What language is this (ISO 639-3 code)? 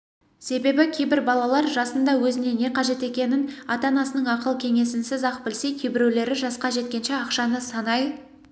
kaz